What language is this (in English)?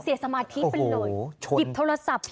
Thai